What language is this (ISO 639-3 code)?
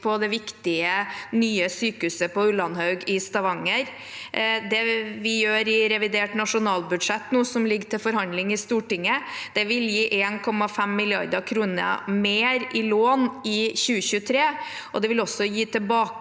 nor